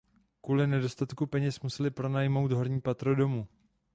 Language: Czech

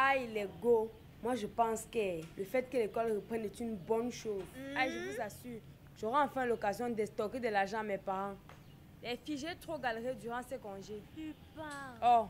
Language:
French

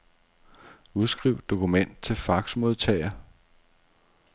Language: Danish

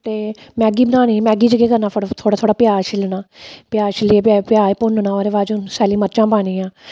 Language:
Dogri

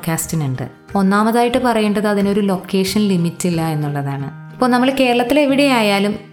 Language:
Malayalam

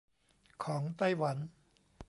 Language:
Thai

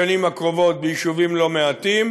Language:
Hebrew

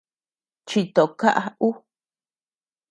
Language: Tepeuxila Cuicatec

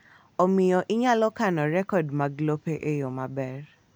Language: Luo (Kenya and Tanzania)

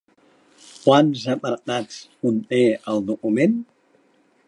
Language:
Catalan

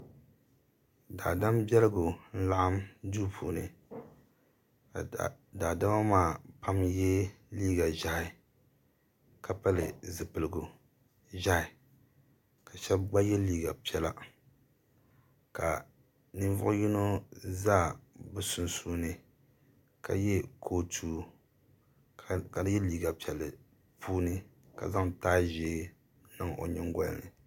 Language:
Dagbani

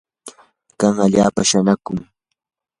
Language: Yanahuanca Pasco Quechua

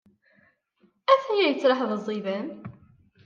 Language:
Kabyle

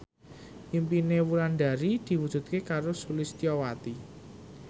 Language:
Javanese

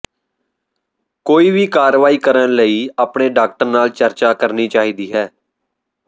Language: Punjabi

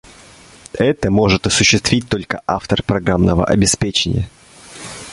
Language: Russian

